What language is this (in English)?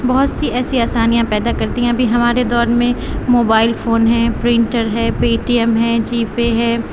Urdu